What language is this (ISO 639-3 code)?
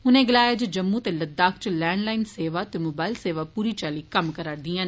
doi